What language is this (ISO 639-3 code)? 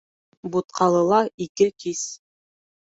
bak